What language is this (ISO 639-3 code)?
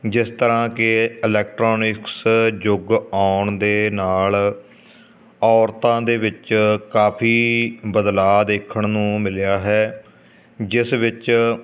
pan